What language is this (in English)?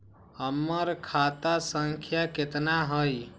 Magahi